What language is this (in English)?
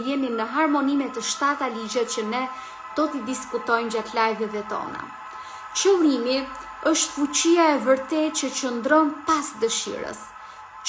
Romanian